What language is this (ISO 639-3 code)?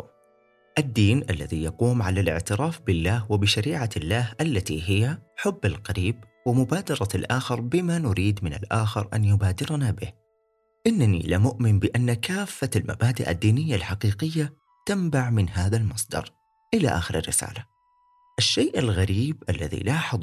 ara